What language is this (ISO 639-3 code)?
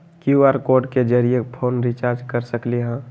mag